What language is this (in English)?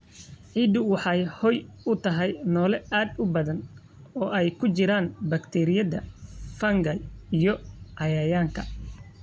Somali